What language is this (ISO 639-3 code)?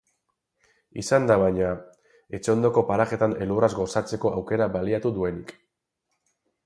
eus